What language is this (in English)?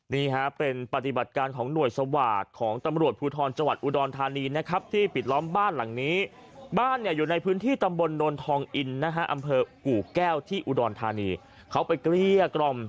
Thai